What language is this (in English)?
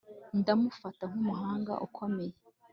Kinyarwanda